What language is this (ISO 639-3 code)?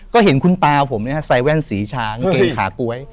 tha